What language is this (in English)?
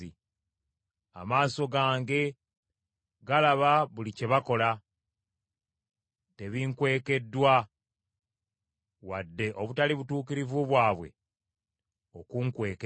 Ganda